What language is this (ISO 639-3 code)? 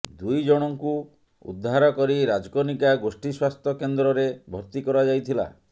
ori